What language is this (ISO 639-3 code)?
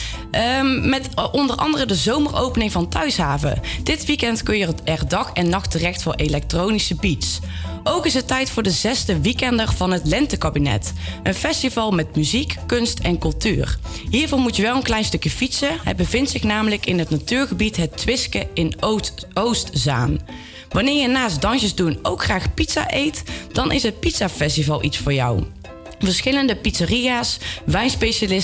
nld